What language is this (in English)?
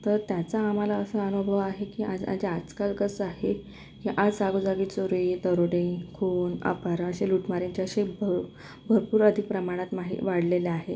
Marathi